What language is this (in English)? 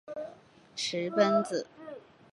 Chinese